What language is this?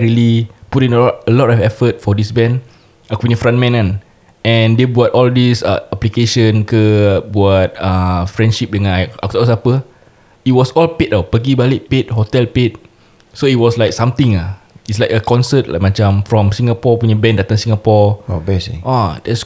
Malay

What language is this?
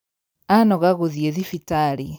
Kikuyu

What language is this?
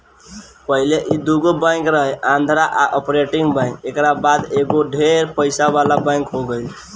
Bhojpuri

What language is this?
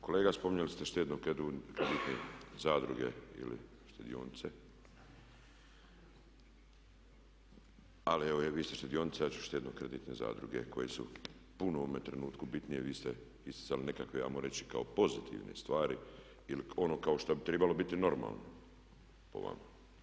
Croatian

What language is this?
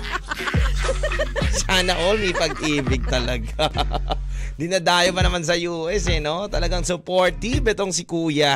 Filipino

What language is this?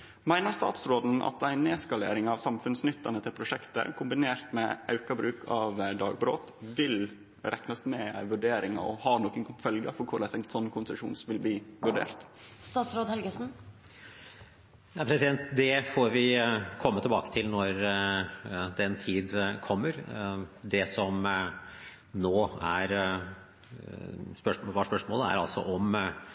Norwegian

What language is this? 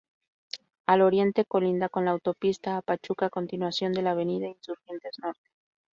Spanish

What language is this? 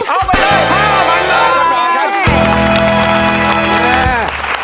Thai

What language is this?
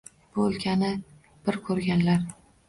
Uzbek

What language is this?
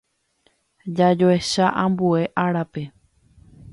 Guarani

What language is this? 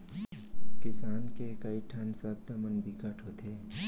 Chhattisgarhi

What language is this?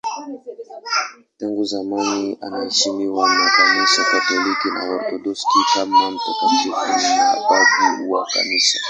Swahili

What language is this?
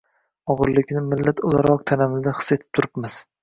Uzbek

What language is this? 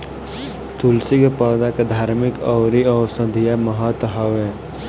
Bhojpuri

